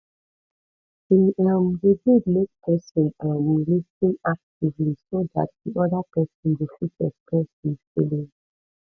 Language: Nigerian Pidgin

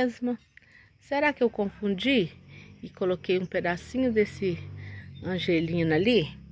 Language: Portuguese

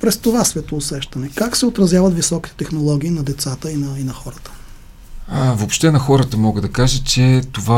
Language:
Bulgarian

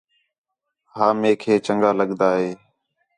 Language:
Khetrani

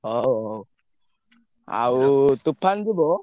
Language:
Odia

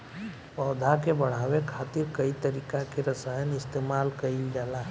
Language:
Bhojpuri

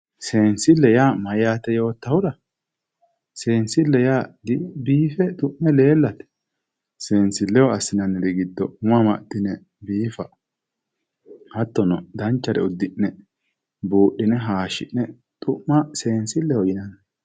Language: Sidamo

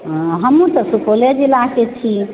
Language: Maithili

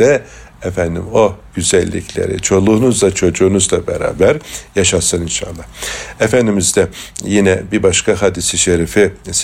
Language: Turkish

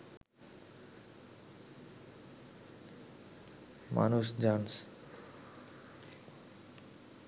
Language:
Bangla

